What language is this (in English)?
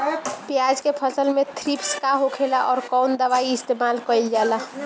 Bhojpuri